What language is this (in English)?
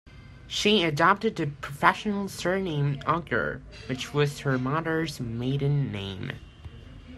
English